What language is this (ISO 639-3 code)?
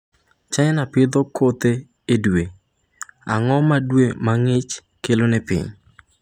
luo